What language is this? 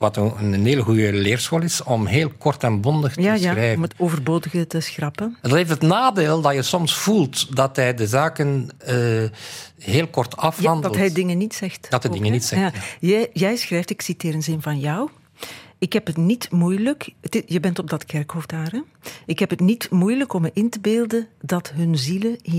Dutch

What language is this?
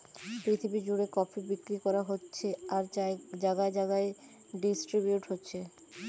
Bangla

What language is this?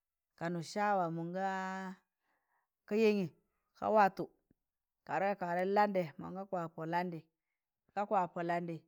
Tangale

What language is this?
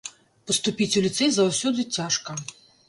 Belarusian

